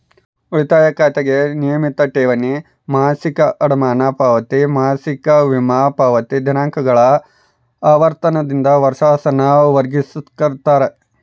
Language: Kannada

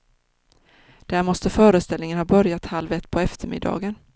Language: Swedish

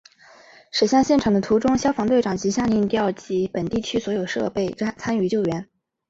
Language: Chinese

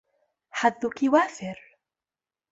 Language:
Arabic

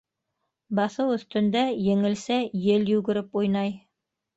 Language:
Bashkir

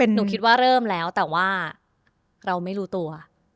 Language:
Thai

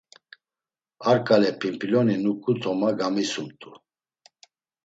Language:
Laz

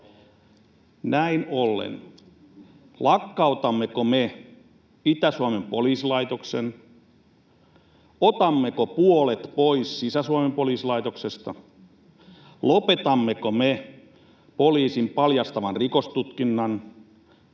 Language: Finnish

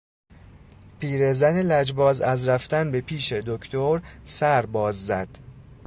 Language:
Persian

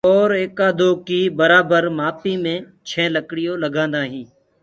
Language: Gurgula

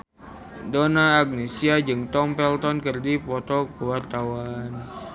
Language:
Sundanese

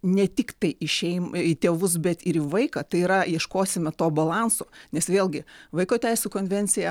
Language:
Lithuanian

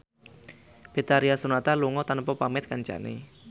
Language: Javanese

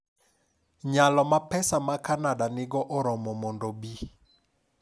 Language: Luo (Kenya and Tanzania)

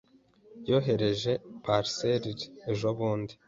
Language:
Kinyarwanda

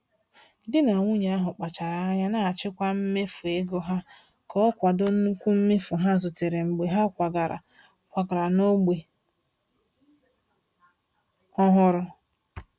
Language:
Igbo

